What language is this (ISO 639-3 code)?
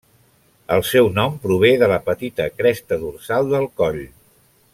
cat